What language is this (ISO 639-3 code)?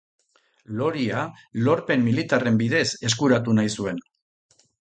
eus